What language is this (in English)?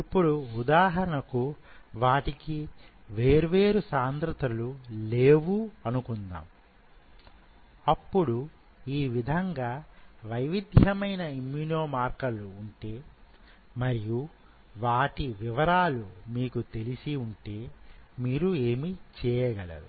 Telugu